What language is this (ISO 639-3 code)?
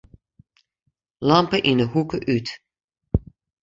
fry